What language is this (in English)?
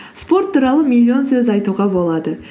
Kazakh